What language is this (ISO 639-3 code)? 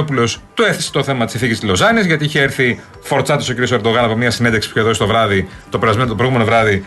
ell